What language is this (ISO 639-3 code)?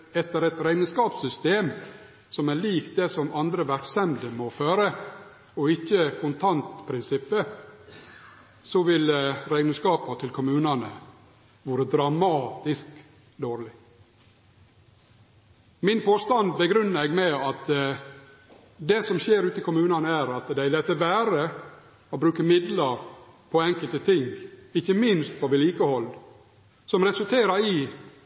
nno